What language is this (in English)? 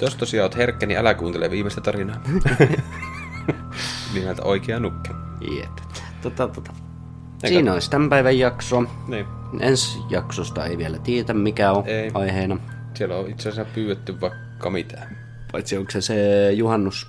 Finnish